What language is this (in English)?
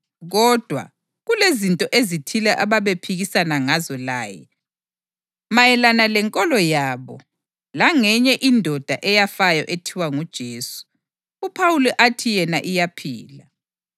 North Ndebele